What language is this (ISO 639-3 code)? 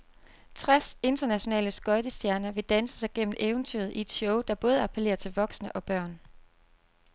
dan